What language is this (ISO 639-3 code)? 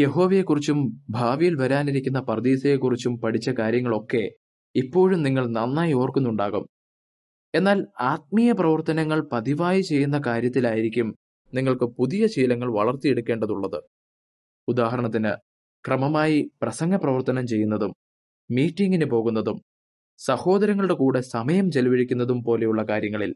mal